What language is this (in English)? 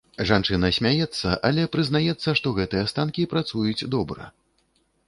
Belarusian